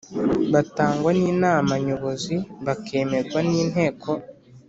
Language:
Kinyarwanda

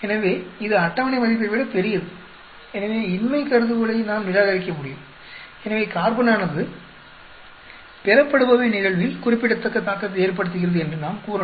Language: Tamil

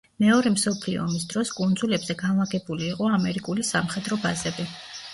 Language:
Georgian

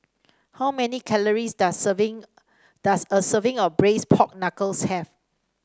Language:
English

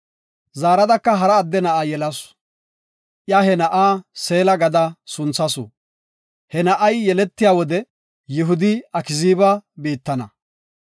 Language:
Gofa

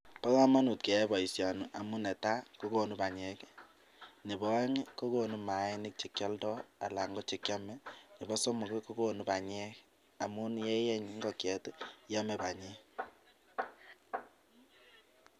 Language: Kalenjin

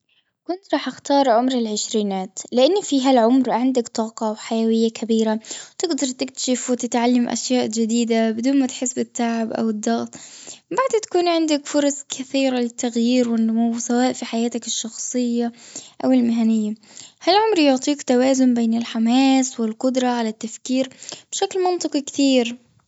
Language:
Gulf Arabic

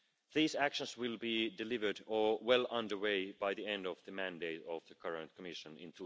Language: English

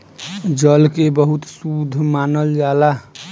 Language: Bhojpuri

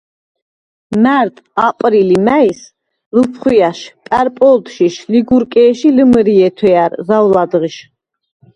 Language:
Svan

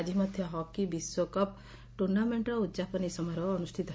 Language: Odia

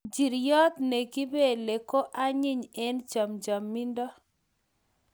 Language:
Kalenjin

